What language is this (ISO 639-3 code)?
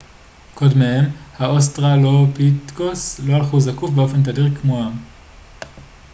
heb